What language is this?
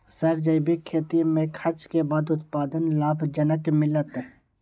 Maithili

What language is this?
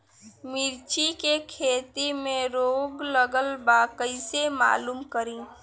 Bhojpuri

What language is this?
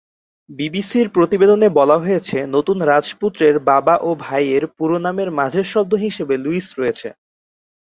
Bangla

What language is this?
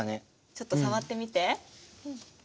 Japanese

